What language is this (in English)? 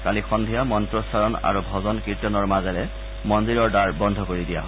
Assamese